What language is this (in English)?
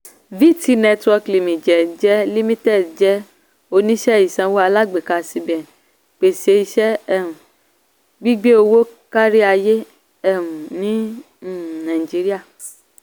Yoruba